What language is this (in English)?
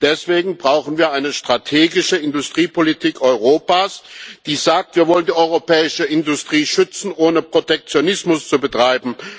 German